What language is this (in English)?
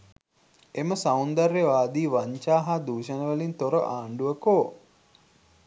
Sinhala